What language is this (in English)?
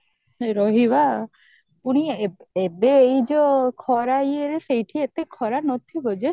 Odia